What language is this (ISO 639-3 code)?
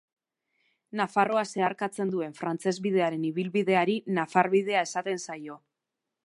eus